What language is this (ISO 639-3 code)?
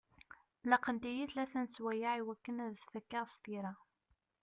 kab